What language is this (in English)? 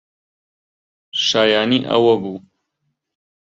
Central Kurdish